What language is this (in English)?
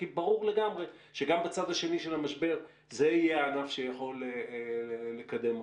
Hebrew